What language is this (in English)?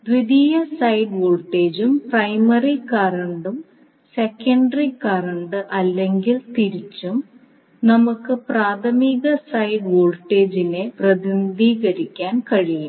Malayalam